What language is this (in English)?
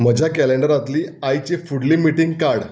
Konkani